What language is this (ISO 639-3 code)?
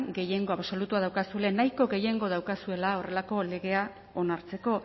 eus